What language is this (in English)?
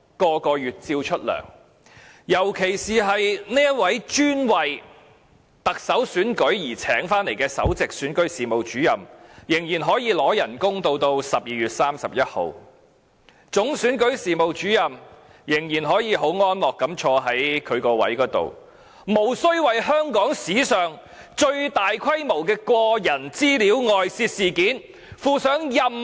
Cantonese